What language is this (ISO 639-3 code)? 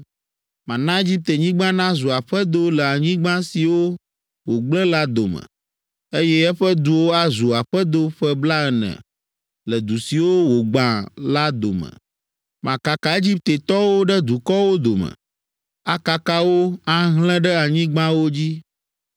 ewe